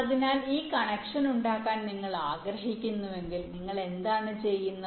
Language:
Malayalam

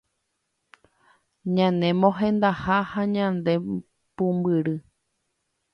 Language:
Guarani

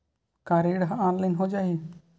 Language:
Chhattisgarhi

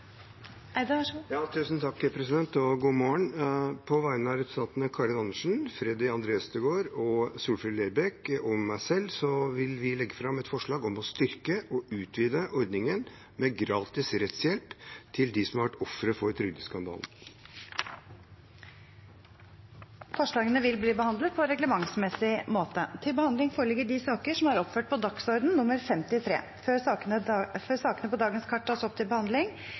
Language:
Norwegian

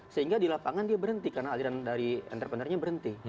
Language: Indonesian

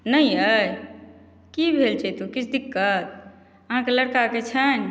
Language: Maithili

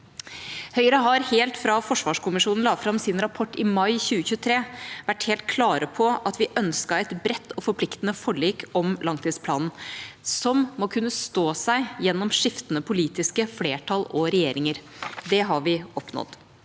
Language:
Norwegian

